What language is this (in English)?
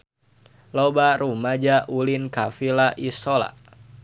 Sundanese